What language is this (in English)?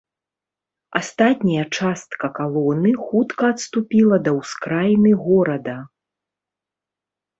Belarusian